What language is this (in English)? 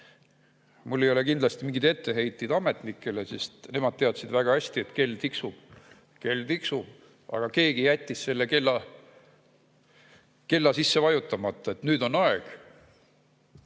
Estonian